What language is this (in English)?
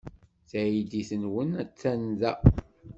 Kabyle